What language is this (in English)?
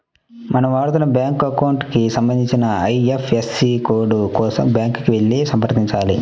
Telugu